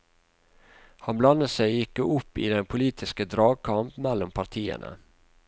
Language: Norwegian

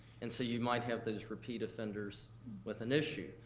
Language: English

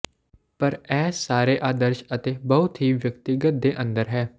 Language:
Punjabi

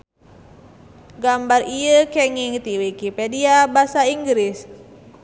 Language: Sundanese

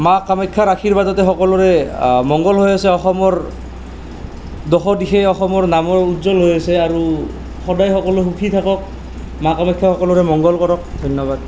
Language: Assamese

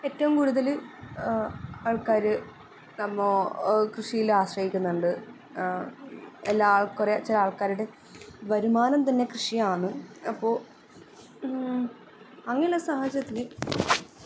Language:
Malayalam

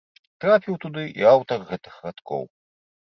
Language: Belarusian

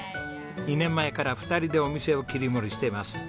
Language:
Japanese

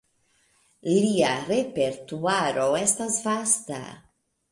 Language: Esperanto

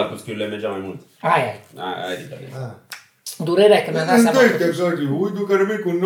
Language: Romanian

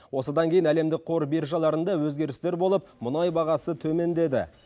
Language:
Kazakh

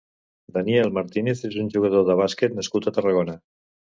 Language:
Catalan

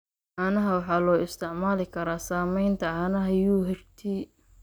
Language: Somali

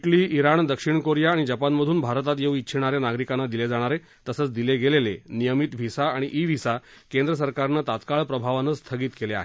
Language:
Marathi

